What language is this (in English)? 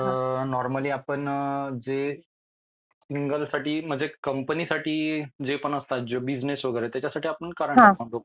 Marathi